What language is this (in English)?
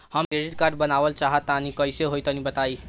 Bhojpuri